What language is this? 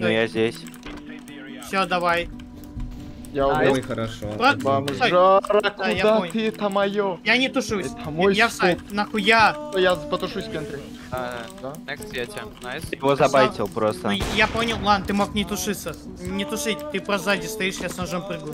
Russian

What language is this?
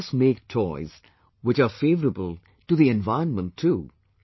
English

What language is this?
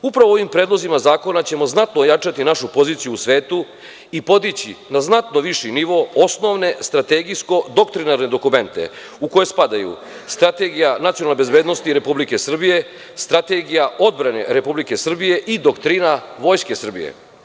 Serbian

